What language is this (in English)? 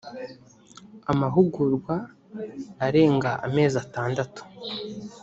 Kinyarwanda